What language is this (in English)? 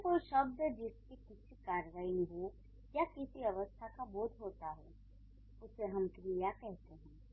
Hindi